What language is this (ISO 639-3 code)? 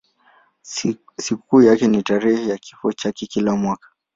swa